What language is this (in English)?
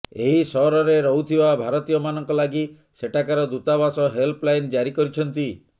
Odia